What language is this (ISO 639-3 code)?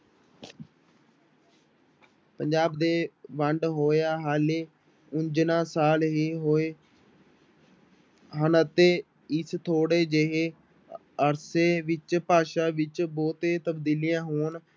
pan